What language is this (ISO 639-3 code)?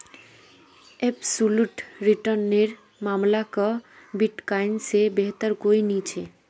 mag